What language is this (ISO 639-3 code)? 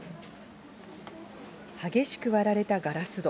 jpn